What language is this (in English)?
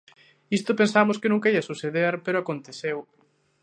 Galician